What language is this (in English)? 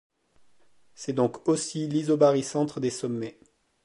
French